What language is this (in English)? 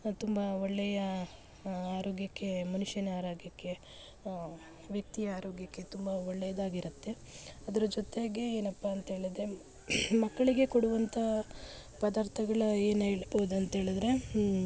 Kannada